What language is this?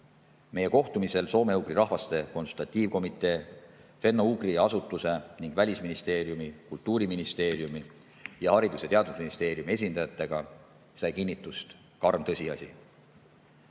Estonian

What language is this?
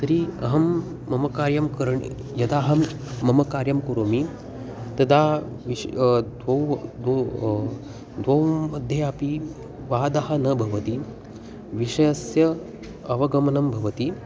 Sanskrit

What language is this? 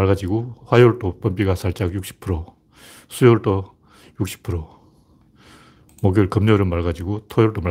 Korean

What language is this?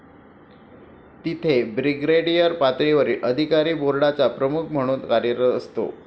Marathi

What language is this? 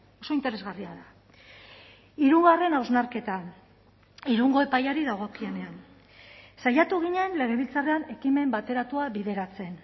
Basque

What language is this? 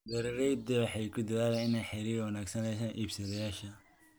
Somali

